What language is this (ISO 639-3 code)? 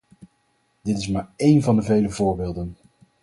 nld